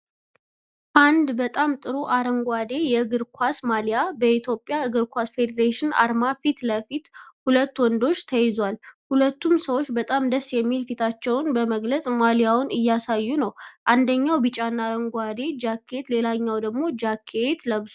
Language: Amharic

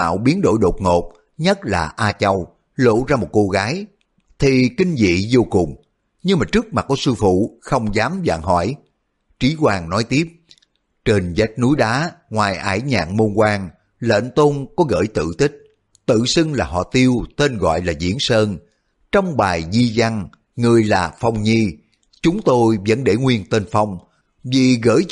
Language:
Vietnamese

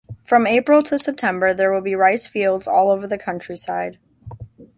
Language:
English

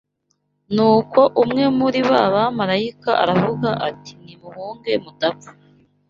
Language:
Kinyarwanda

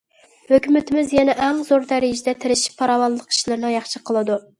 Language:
Uyghur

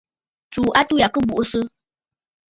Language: Bafut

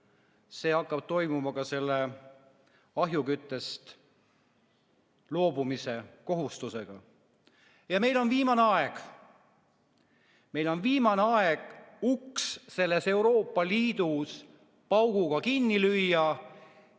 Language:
Estonian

